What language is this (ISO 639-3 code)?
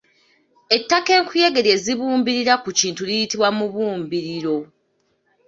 lug